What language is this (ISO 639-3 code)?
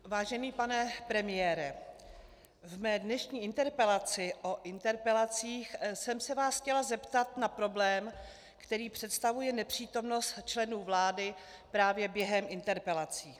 ces